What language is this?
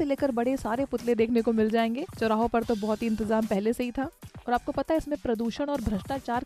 Hindi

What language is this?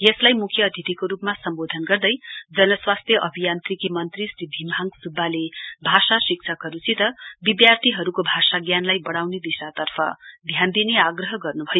Nepali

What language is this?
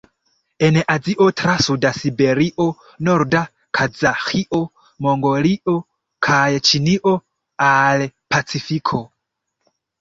Esperanto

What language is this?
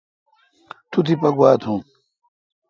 Kalkoti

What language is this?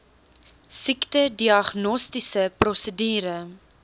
Afrikaans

